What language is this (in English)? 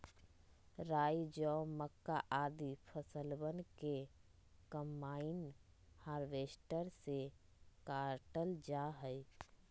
Magahi